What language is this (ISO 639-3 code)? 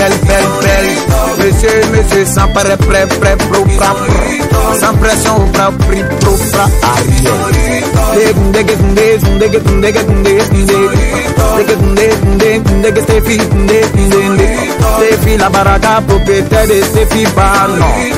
ara